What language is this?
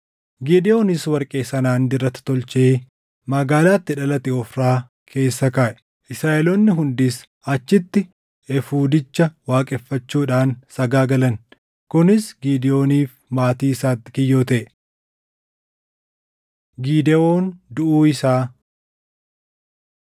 Oromo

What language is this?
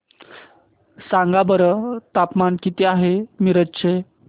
Marathi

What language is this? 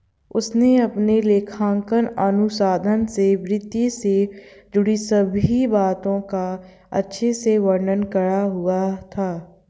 Hindi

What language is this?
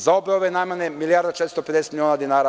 Serbian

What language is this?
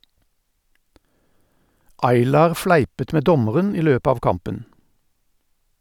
Norwegian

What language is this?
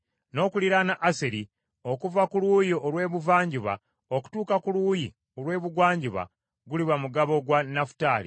Ganda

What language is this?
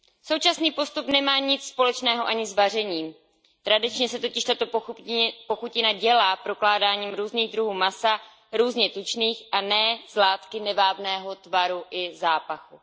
Czech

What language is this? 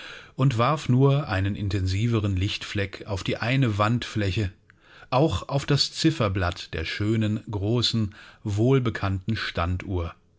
German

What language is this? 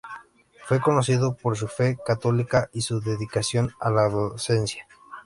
Spanish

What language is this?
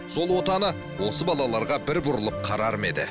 Kazakh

